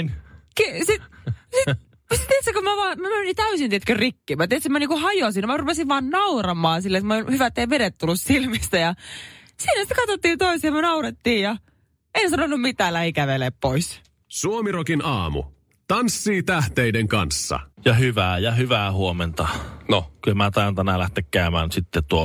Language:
Finnish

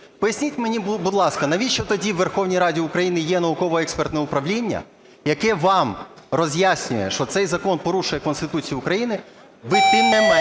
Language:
Ukrainian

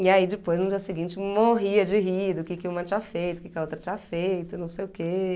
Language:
Portuguese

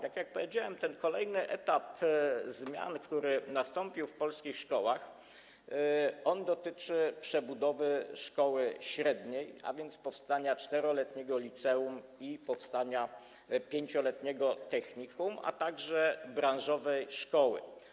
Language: Polish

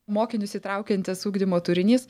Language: Lithuanian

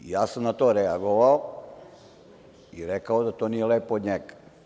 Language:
Serbian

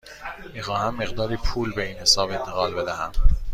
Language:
Persian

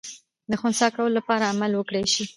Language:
Pashto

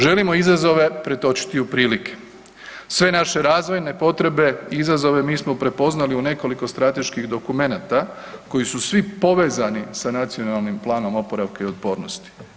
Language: Croatian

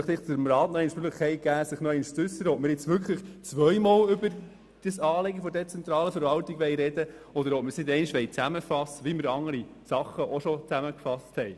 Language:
Swiss German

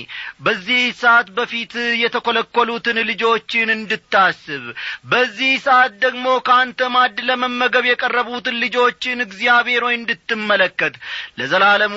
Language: Amharic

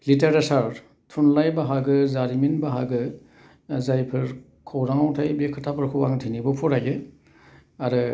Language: Bodo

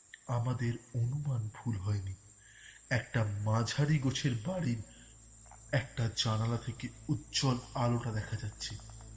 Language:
Bangla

